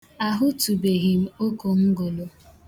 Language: Igbo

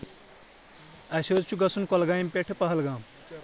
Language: Kashmiri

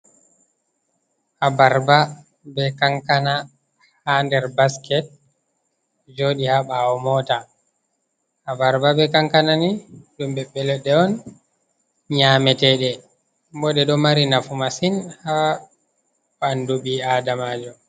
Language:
Fula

